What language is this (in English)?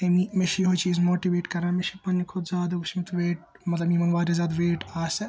Kashmiri